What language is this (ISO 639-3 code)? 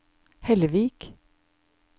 nor